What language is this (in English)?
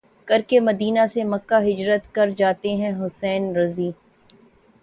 Urdu